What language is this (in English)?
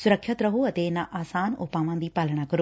Punjabi